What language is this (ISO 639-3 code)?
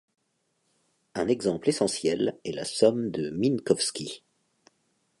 fra